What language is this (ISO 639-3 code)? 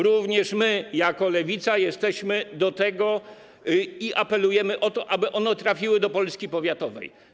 pol